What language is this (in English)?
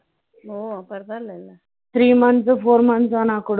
Tamil